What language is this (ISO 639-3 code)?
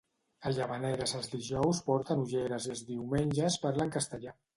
cat